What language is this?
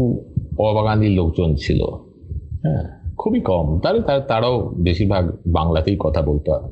Bangla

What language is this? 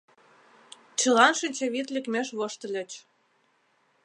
Mari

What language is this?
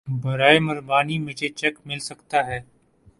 Urdu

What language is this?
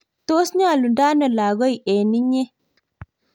Kalenjin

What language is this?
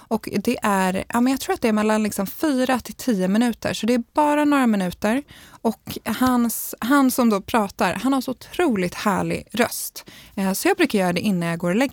Swedish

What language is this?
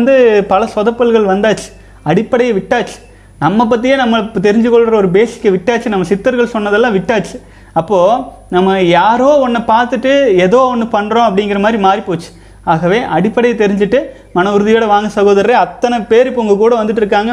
Tamil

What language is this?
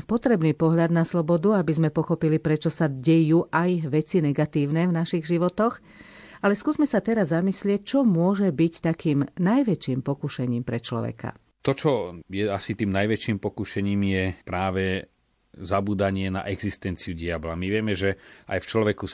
Slovak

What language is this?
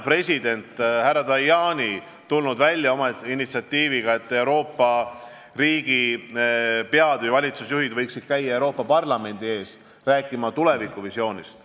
Estonian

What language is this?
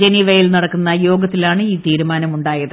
Malayalam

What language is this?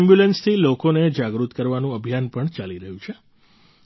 Gujarati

